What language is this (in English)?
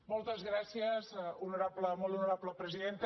Catalan